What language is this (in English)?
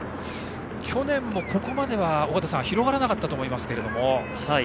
Japanese